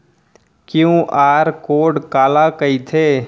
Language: Chhattisgarhi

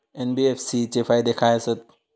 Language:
Marathi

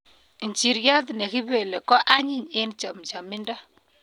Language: Kalenjin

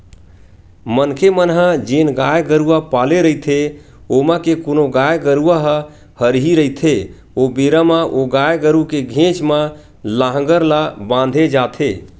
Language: Chhattisgarhi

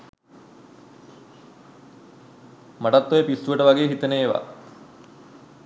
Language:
Sinhala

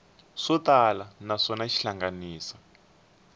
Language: Tsonga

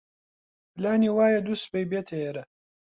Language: Central Kurdish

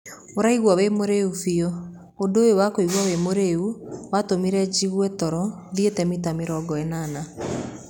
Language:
Kikuyu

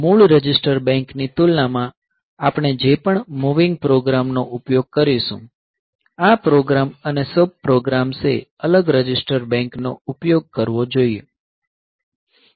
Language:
Gujarati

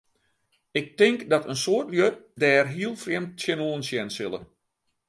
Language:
Western Frisian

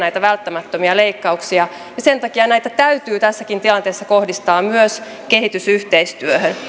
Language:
Finnish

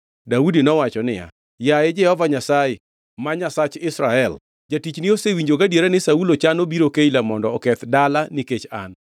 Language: Luo (Kenya and Tanzania)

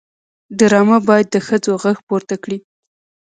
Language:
Pashto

